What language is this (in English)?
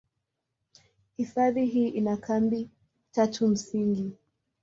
Swahili